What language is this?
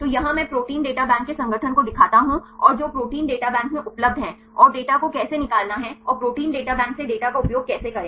Hindi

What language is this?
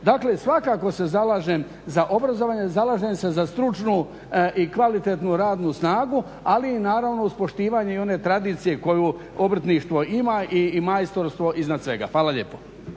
Croatian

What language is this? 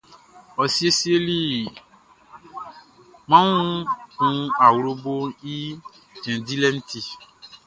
Baoulé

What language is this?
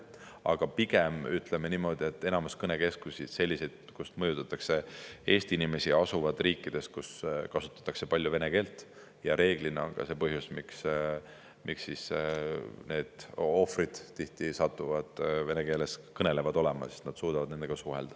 Estonian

